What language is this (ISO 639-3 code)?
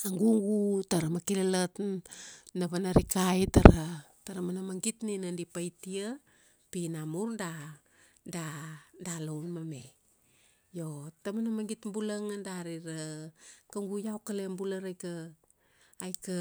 ksd